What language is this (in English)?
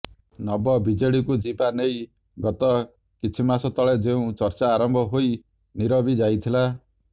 Odia